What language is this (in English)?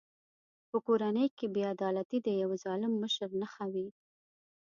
Pashto